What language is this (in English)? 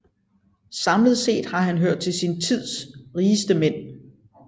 Danish